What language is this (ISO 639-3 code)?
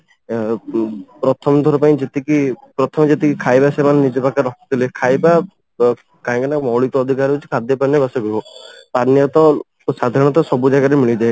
ori